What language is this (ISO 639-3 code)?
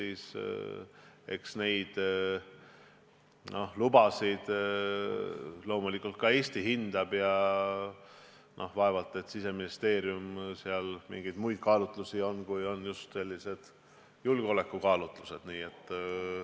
est